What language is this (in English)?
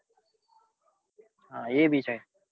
Gujarati